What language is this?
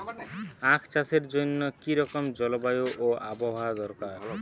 Bangla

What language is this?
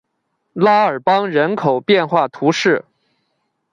Chinese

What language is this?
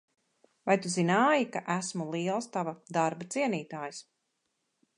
Latvian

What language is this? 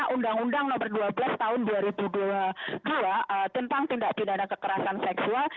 Indonesian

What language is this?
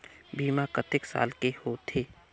Chhattisgarhi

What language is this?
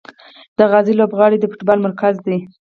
Pashto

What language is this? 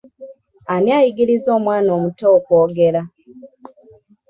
Ganda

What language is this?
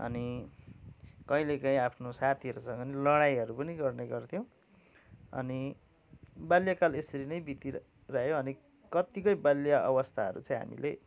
Nepali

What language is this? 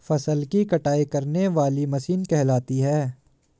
Hindi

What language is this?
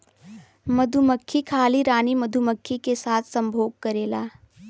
Bhojpuri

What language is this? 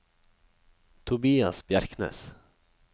Norwegian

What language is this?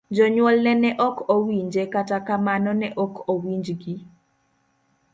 Luo (Kenya and Tanzania)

